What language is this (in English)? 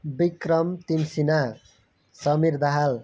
Nepali